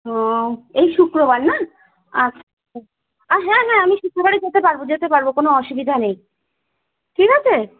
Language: Bangla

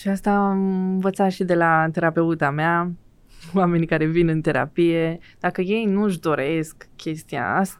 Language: Romanian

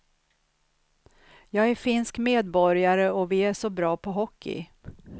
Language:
Swedish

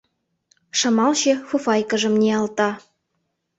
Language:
Mari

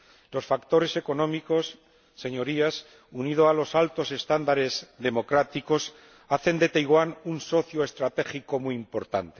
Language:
Spanish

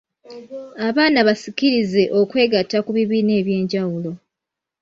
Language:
Ganda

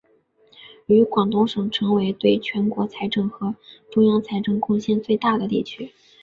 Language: Chinese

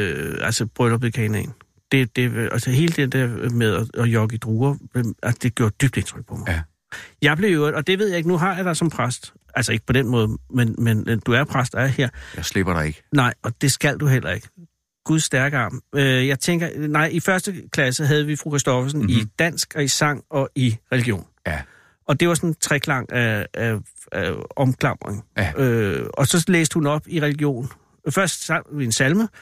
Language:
Danish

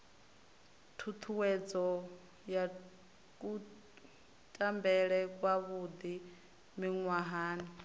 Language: Venda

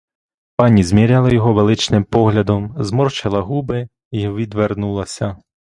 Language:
Ukrainian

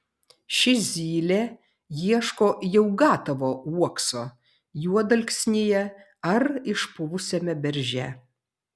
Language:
Lithuanian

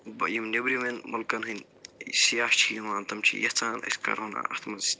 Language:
Kashmiri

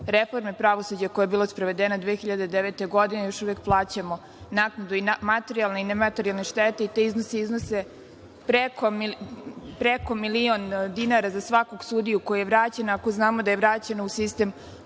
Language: Serbian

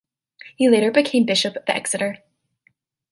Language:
English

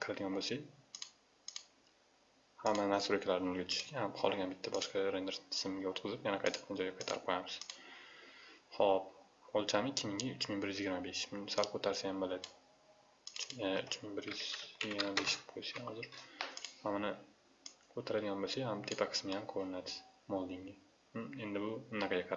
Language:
Turkish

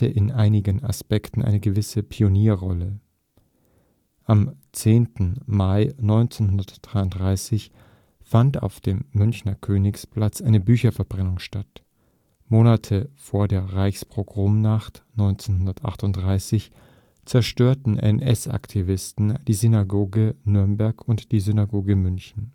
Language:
German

